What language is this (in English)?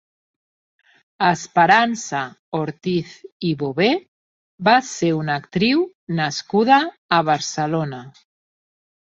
Catalan